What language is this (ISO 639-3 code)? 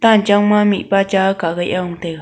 nnp